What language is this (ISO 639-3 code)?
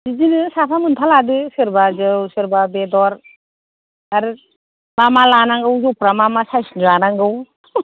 brx